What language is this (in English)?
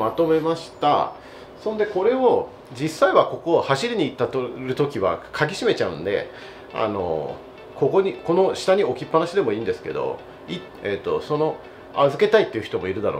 Japanese